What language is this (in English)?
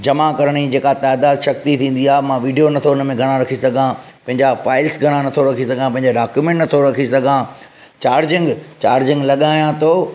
Sindhi